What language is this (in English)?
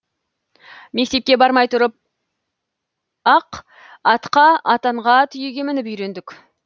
Kazakh